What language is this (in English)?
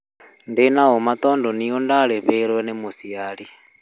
Kikuyu